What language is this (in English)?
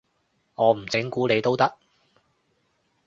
Cantonese